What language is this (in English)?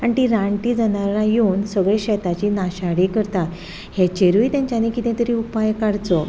Konkani